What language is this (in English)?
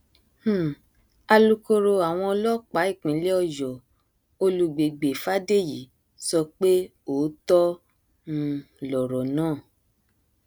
Yoruba